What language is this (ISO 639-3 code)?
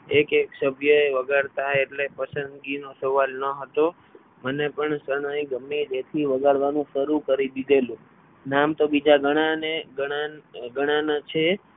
guj